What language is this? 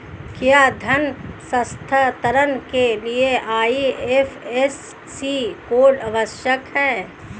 Hindi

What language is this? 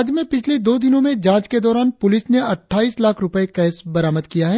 Hindi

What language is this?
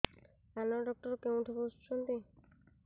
Odia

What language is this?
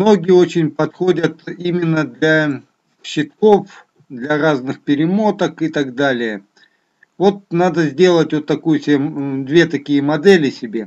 Russian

